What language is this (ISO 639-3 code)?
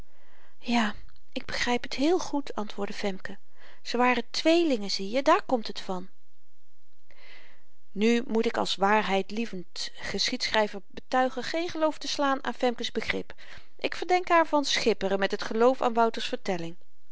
nld